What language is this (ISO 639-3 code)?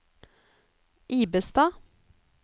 nor